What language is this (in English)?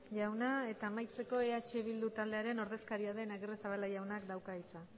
Basque